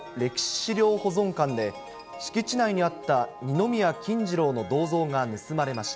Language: Japanese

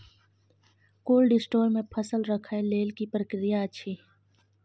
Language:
Maithili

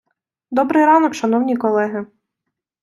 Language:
Ukrainian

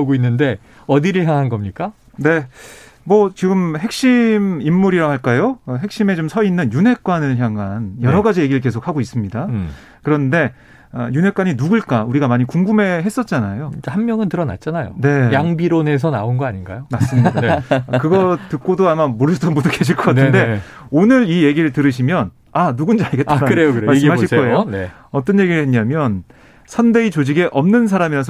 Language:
Korean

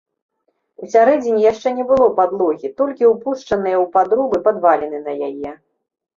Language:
Belarusian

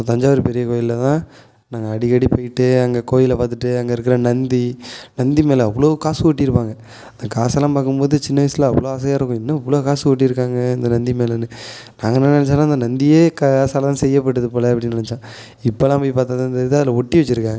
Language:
Tamil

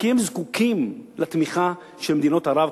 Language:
Hebrew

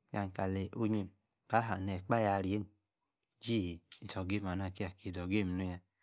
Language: Yace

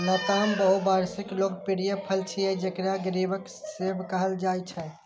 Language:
Maithili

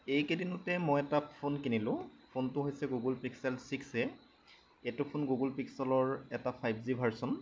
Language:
Assamese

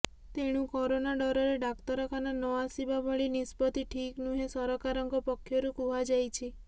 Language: Odia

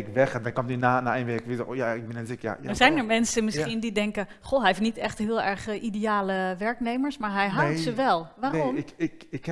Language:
Dutch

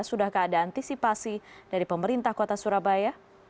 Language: Indonesian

